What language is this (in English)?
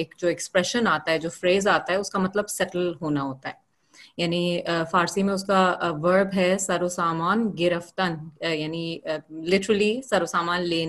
Urdu